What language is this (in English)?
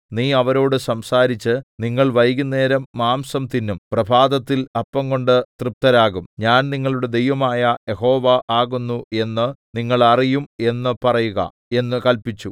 Malayalam